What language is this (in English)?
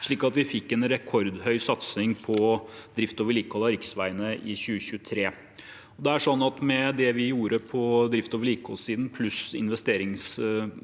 Norwegian